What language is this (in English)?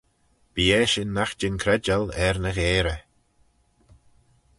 Manx